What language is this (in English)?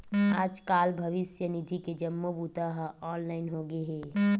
Chhattisgarhi